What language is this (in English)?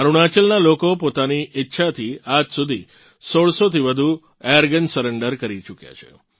Gujarati